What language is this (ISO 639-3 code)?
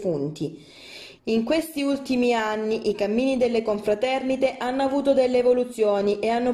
ita